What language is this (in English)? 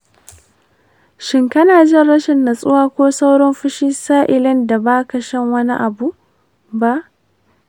Hausa